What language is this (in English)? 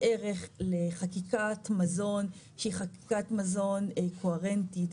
Hebrew